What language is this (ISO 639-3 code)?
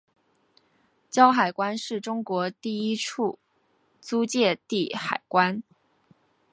zho